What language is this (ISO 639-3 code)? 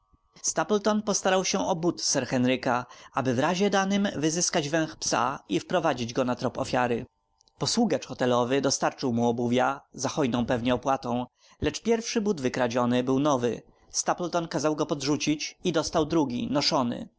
pol